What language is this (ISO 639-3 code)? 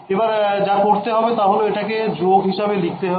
ben